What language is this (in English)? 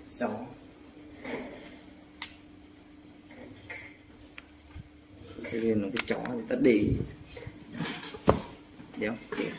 Vietnamese